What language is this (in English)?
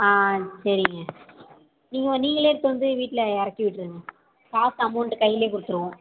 Tamil